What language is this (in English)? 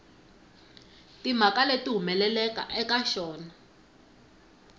Tsonga